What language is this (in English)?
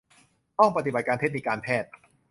Thai